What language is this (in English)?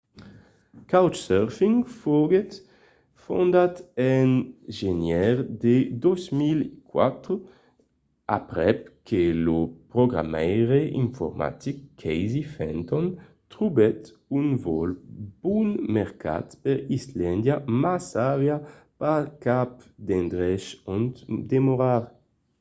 Occitan